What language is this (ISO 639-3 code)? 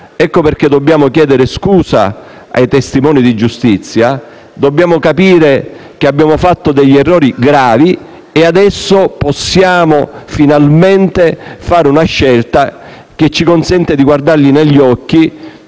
ita